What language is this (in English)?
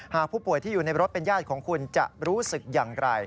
Thai